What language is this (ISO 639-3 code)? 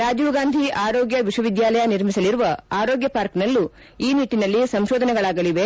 kan